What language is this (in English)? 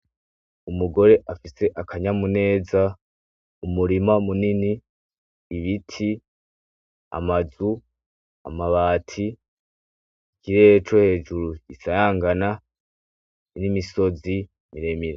Rundi